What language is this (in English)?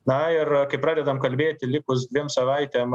Lithuanian